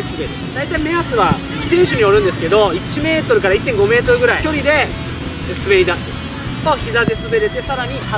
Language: Japanese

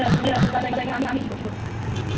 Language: Bhojpuri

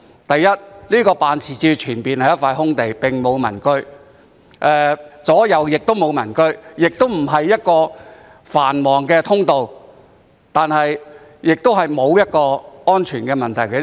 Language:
Cantonese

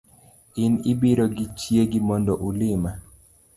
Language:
Luo (Kenya and Tanzania)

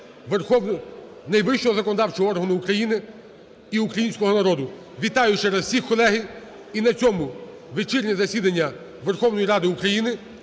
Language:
Ukrainian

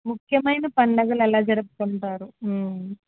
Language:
Telugu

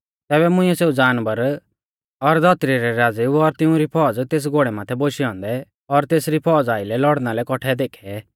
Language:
Mahasu Pahari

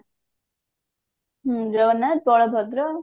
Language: Odia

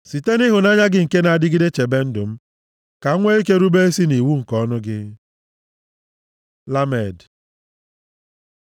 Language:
Igbo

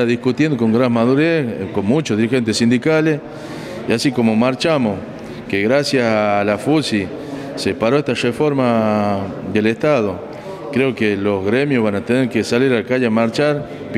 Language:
Spanish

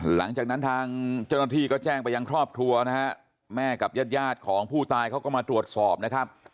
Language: Thai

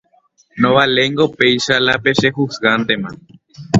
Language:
Guarani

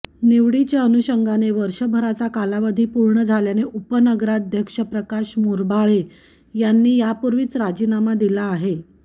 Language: Marathi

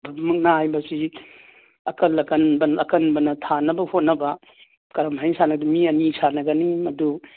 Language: Manipuri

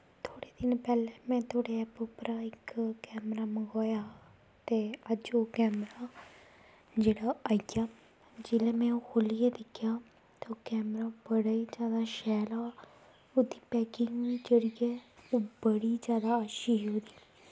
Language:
Dogri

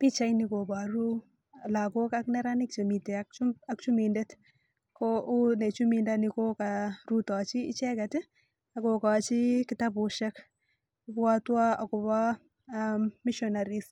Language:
Kalenjin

